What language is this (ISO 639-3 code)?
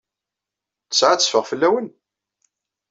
kab